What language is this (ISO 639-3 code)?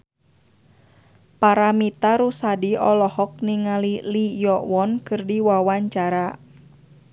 sun